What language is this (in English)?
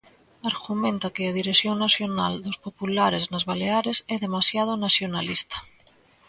Galician